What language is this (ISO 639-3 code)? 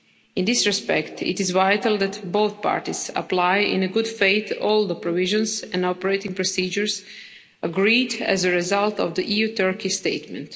eng